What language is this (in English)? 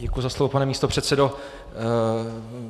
Czech